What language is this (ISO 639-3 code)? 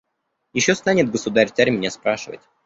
rus